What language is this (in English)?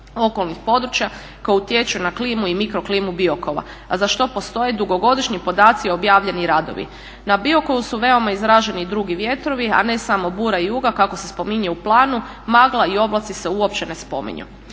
Croatian